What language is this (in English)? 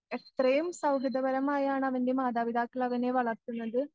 Malayalam